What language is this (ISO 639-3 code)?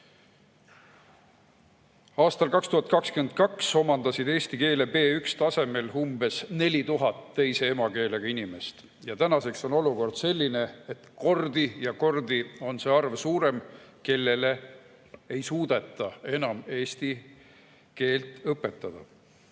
est